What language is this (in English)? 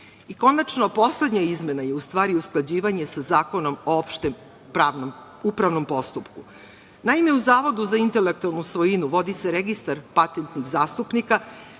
Serbian